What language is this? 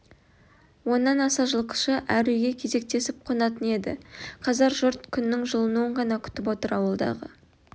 Kazakh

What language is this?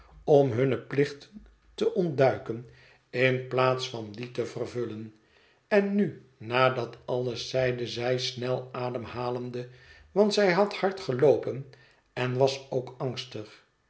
Dutch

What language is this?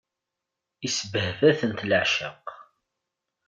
Kabyle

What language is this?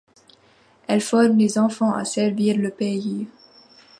French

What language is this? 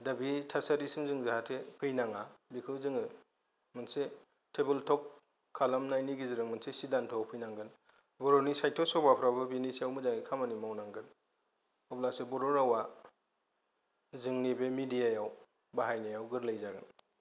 Bodo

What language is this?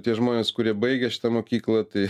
Lithuanian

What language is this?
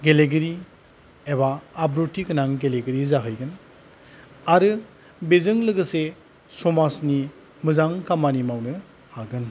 Bodo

